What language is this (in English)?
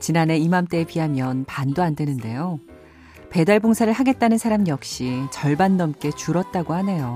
Korean